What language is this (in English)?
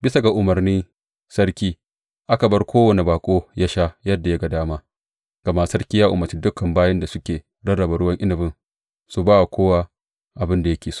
Hausa